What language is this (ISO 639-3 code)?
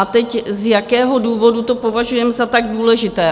ces